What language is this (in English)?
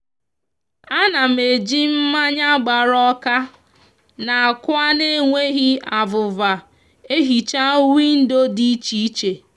Igbo